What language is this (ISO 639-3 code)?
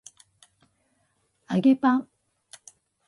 jpn